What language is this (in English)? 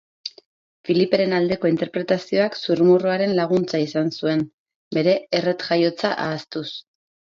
Basque